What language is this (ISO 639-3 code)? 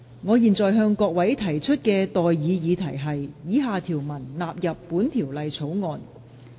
yue